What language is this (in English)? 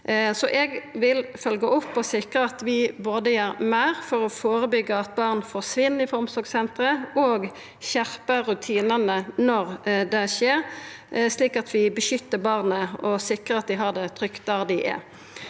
Norwegian